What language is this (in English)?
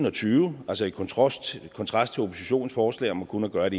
Danish